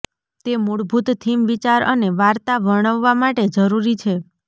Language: Gujarati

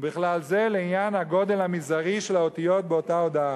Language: Hebrew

